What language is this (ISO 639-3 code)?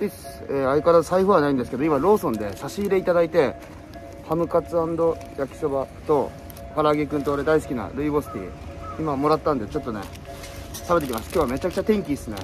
jpn